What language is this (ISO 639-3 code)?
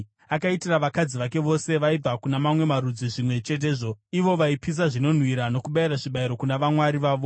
sna